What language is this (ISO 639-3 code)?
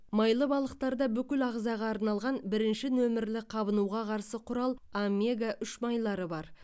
kaz